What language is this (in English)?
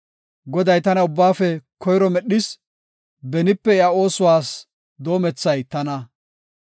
Gofa